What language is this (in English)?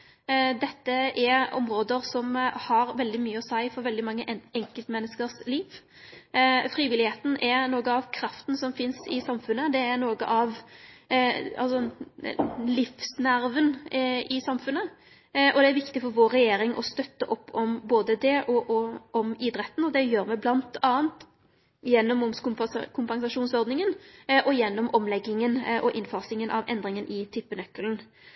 Norwegian Nynorsk